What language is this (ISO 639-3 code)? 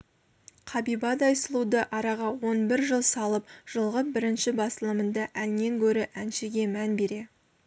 kaz